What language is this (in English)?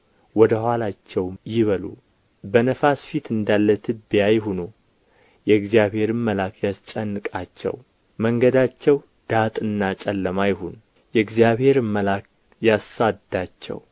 Amharic